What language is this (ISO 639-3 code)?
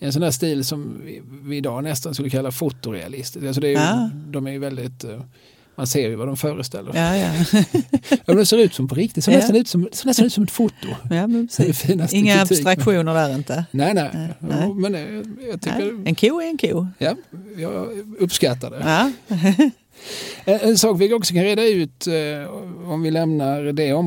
swe